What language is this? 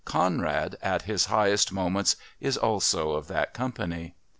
English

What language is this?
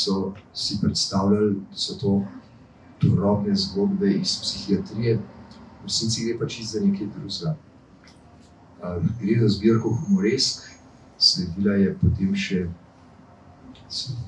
Romanian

